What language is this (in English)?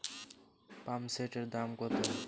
Bangla